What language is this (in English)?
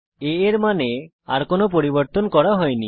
Bangla